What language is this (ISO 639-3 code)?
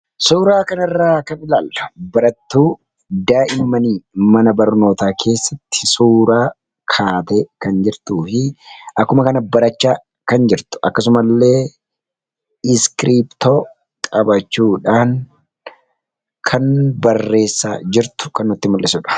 orm